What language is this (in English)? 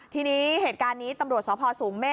Thai